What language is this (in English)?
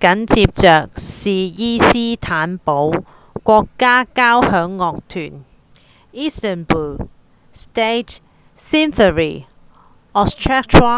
Cantonese